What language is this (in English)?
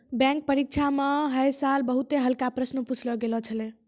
Maithili